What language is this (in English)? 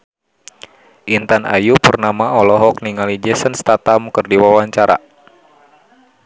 Sundanese